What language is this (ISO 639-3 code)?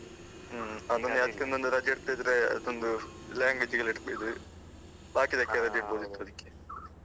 kan